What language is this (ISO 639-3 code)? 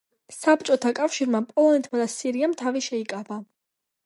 kat